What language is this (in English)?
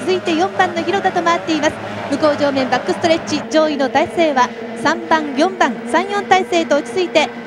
Japanese